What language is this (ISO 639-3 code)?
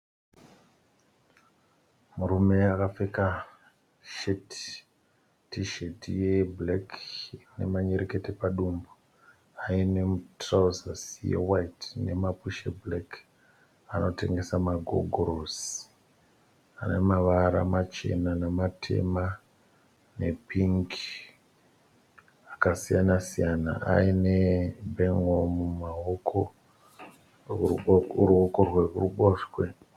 sna